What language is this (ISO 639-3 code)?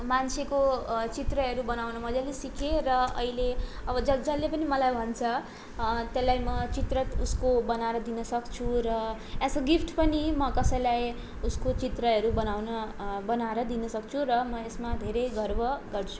nep